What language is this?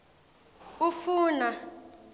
Swati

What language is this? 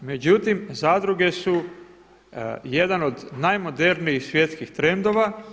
Croatian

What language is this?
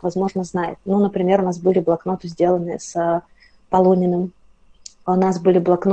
Russian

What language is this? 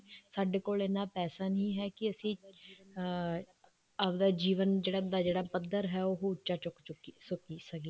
Punjabi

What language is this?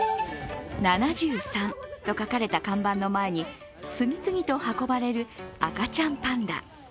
Japanese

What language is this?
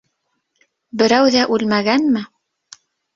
Bashkir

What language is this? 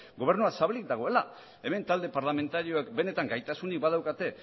Basque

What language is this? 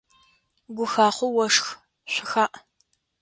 Adyghe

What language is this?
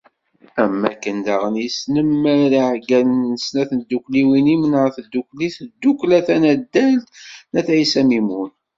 Kabyle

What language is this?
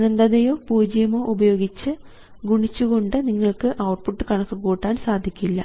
Malayalam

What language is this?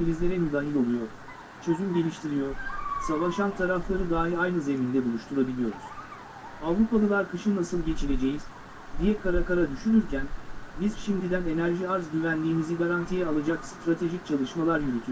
Turkish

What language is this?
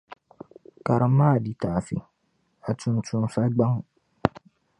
Dagbani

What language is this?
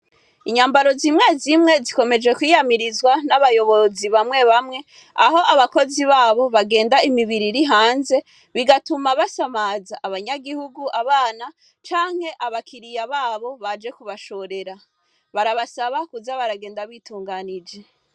Rundi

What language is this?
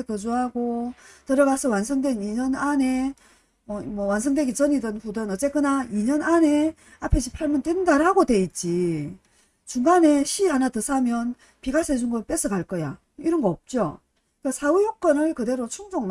Korean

